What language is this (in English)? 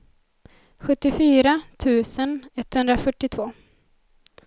Swedish